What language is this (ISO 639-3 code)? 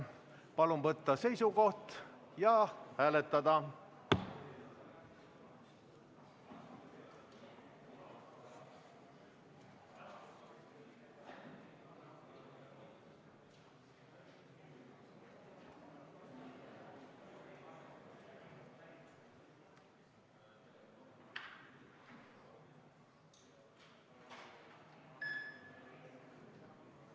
est